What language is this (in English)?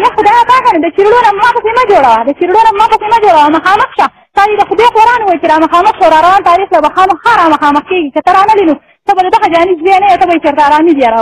Persian